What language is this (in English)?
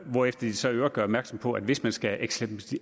Danish